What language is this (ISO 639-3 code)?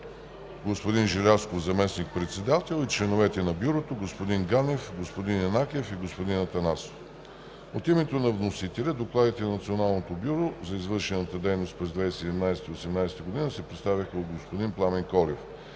bul